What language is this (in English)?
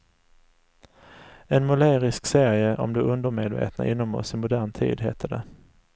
Swedish